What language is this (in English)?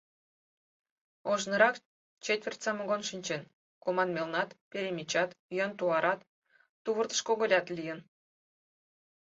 Mari